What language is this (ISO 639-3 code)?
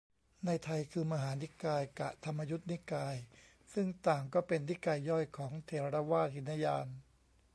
tha